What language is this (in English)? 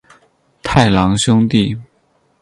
Chinese